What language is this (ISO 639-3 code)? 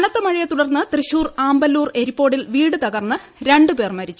mal